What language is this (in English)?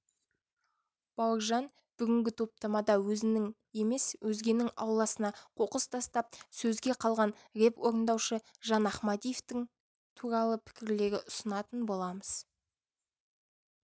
Kazakh